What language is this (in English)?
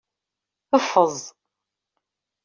Kabyle